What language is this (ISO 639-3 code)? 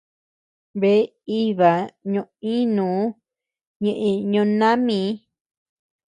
cux